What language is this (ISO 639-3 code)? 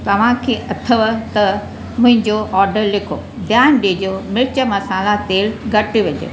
snd